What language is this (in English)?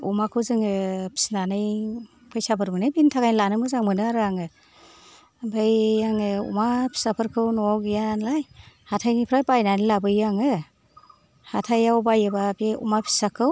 Bodo